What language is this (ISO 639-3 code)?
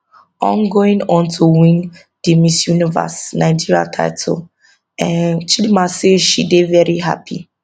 pcm